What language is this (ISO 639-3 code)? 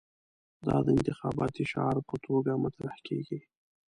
pus